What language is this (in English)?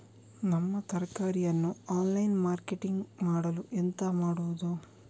Kannada